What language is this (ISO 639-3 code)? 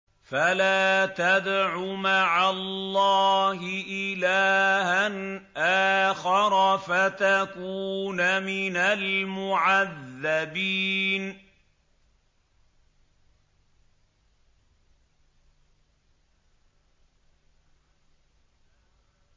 ara